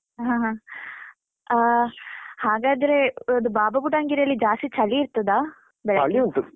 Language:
Kannada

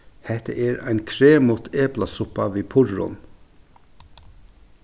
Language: Faroese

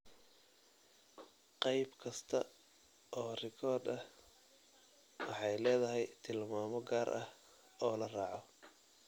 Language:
Somali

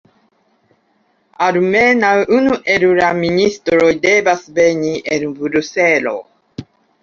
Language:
Esperanto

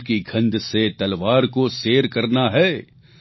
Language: Gujarati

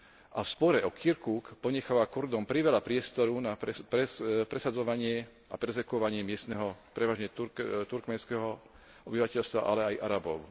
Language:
Slovak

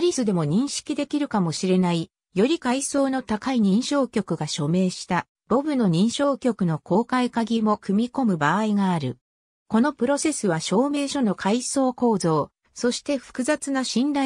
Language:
Japanese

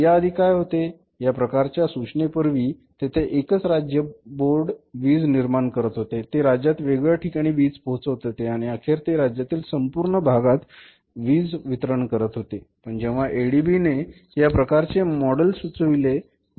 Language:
Marathi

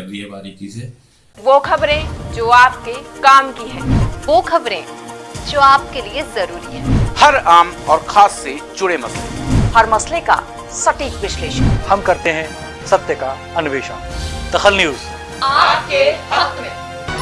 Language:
Hindi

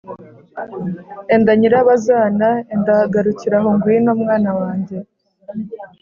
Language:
Kinyarwanda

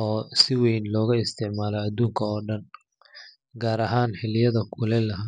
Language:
Somali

